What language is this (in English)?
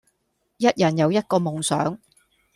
Cantonese